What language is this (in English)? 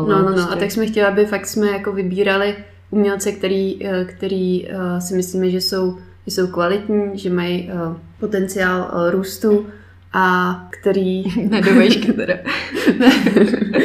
Czech